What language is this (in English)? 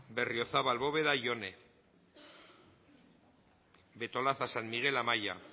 Basque